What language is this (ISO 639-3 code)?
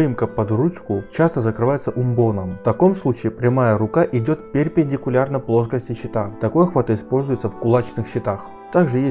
rus